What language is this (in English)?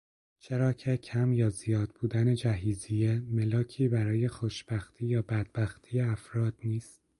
Persian